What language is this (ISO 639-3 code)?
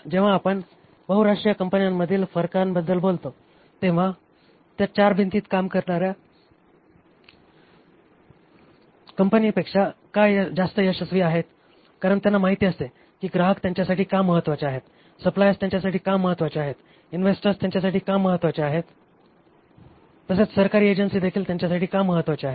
mar